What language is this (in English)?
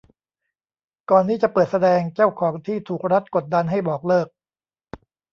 Thai